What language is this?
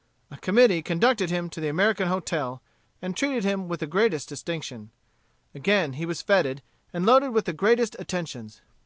English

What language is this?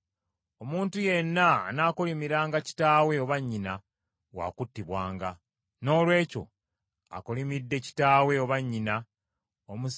Ganda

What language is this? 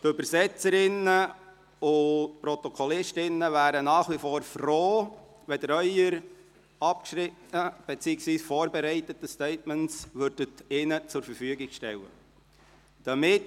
Swiss German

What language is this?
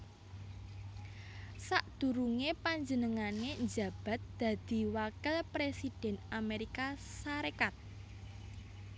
Javanese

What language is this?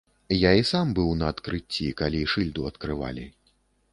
Belarusian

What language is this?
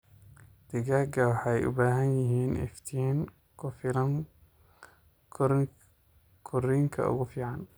Somali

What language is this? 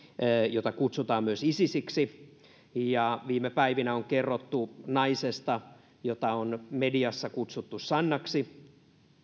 Finnish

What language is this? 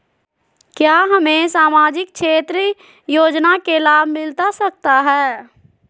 Magahi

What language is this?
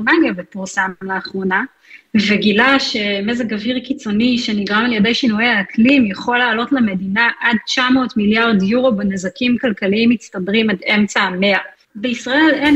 Hebrew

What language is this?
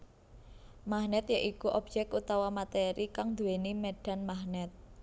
Javanese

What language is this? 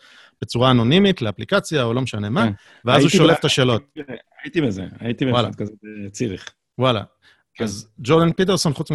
Hebrew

